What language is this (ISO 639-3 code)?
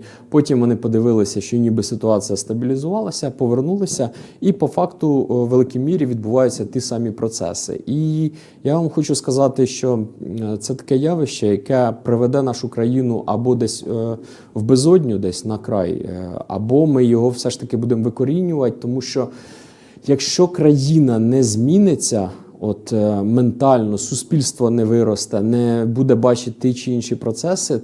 ukr